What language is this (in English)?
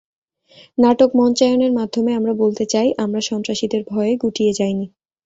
Bangla